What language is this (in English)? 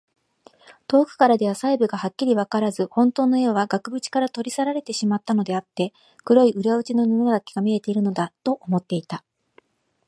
Japanese